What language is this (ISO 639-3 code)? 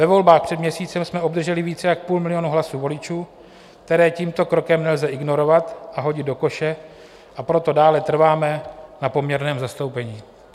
ces